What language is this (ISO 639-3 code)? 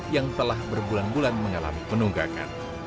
ind